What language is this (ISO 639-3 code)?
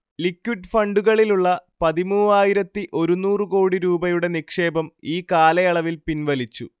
mal